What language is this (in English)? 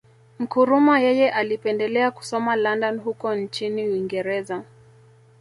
Swahili